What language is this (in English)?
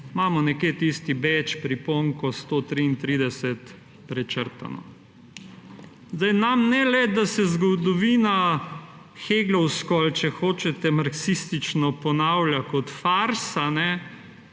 Slovenian